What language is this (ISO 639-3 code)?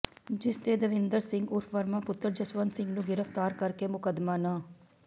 pan